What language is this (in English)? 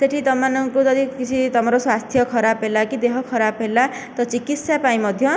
Odia